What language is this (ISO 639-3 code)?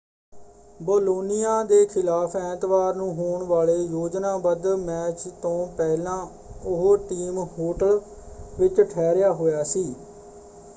pan